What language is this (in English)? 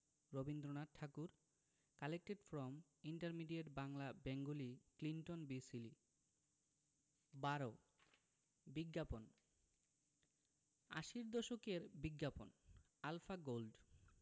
Bangla